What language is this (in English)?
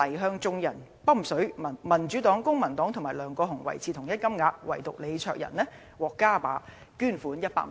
Cantonese